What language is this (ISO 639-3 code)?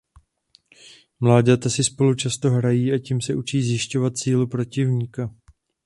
ces